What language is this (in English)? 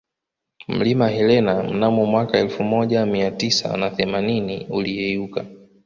Swahili